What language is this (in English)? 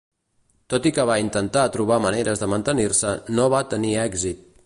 Catalan